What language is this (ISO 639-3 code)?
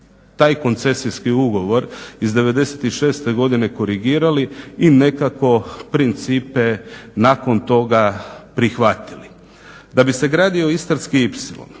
hrv